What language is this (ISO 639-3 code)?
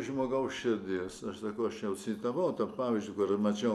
lit